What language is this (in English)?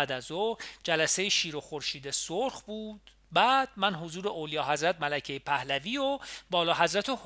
Persian